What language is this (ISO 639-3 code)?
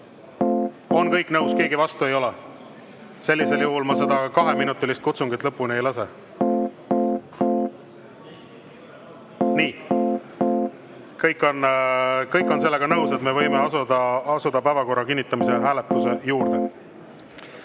est